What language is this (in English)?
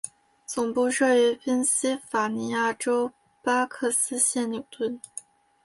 Chinese